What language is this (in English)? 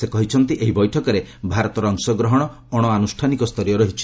Odia